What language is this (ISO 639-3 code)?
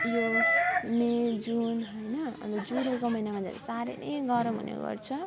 nep